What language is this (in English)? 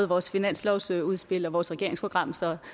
Danish